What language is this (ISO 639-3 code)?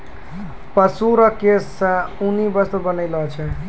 mai